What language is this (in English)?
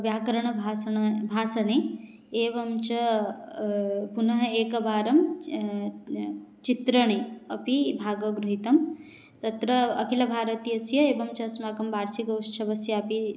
Sanskrit